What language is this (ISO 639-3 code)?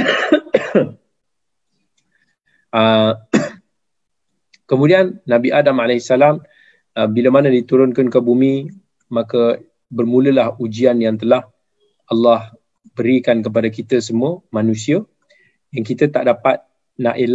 msa